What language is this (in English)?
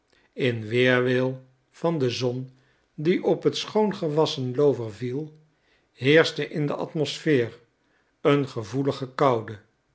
Dutch